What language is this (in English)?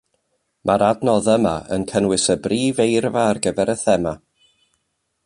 Welsh